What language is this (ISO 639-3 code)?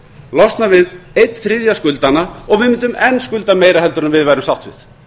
isl